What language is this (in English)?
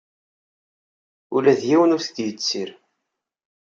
Kabyle